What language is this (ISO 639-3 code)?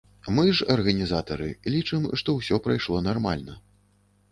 bel